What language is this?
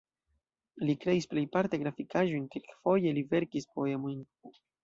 Esperanto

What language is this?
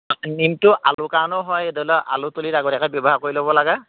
Assamese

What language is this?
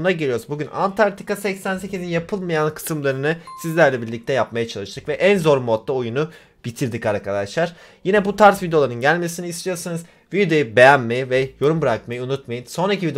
Turkish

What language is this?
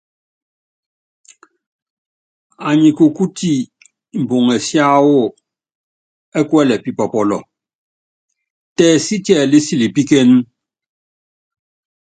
Yangben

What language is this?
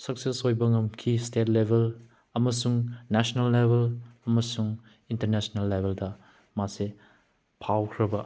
Manipuri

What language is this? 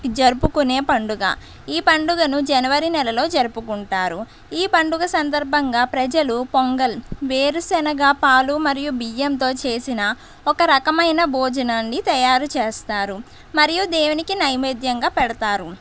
Telugu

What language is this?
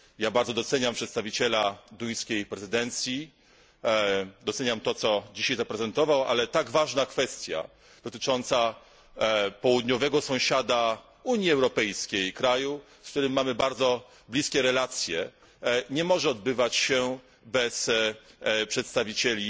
Polish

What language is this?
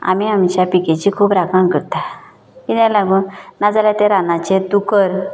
Konkani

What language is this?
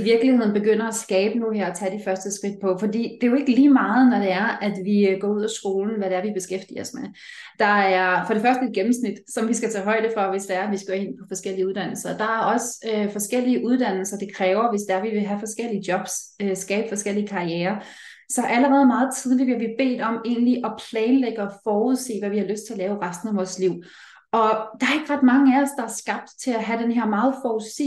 Danish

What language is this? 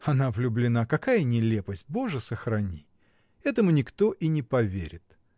Russian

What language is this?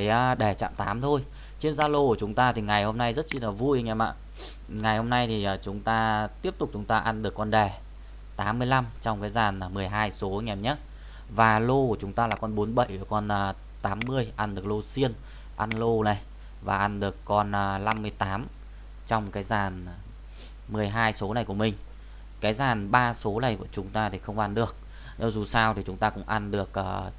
Vietnamese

